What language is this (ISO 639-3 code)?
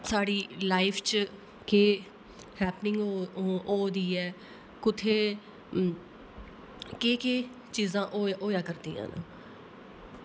doi